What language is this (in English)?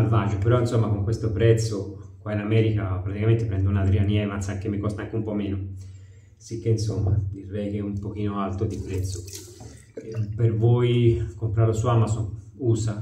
Italian